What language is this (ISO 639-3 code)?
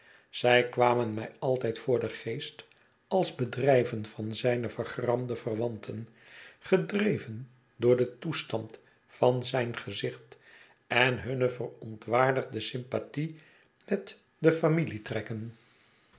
nld